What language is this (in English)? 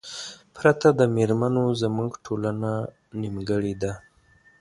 Pashto